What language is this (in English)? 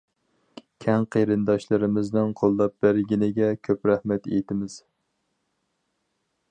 Uyghur